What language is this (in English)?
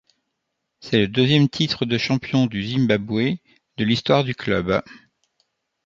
French